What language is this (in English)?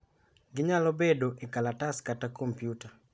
Luo (Kenya and Tanzania)